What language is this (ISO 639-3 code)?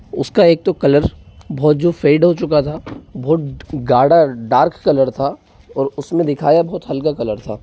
hin